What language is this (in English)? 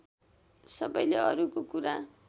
Nepali